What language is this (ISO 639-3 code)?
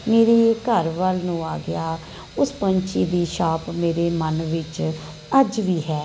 pan